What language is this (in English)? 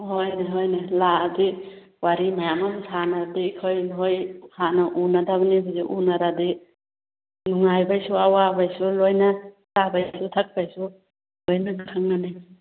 Manipuri